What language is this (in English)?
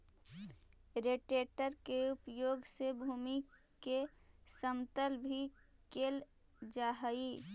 Magahi